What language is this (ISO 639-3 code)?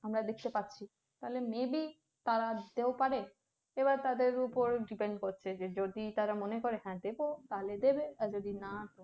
ben